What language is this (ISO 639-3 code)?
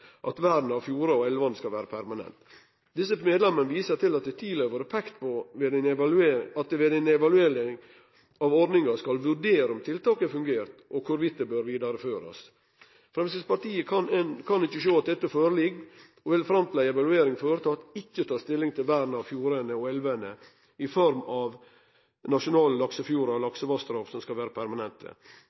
nno